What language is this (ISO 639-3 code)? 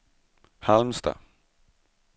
swe